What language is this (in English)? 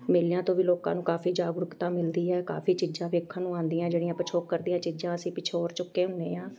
Punjabi